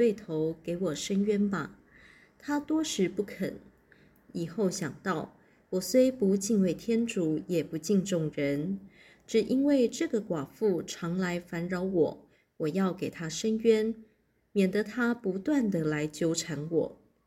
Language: Chinese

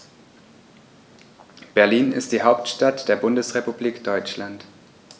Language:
German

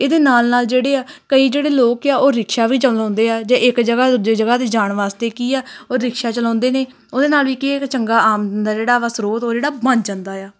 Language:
Punjabi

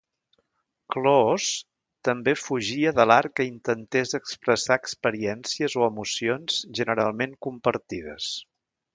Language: Catalan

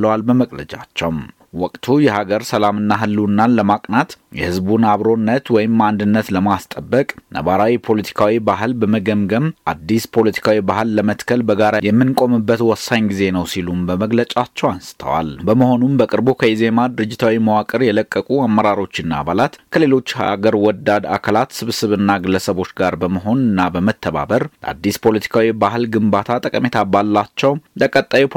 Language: Amharic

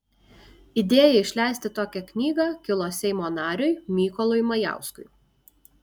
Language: Lithuanian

